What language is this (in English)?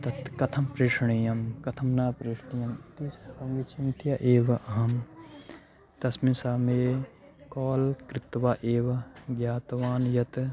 Sanskrit